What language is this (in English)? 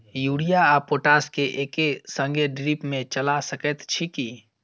Maithili